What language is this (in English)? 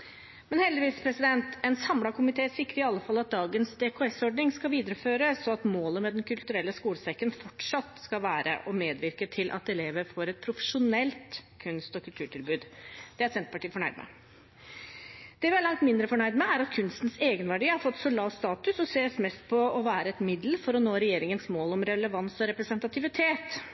Norwegian Bokmål